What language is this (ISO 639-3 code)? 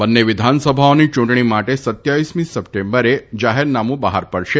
guj